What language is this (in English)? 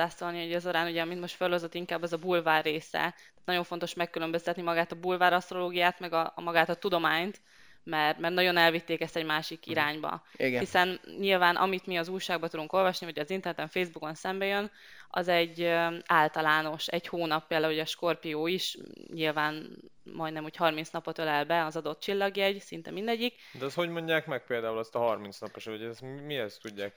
Hungarian